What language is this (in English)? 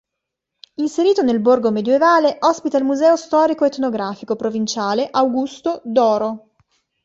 Italian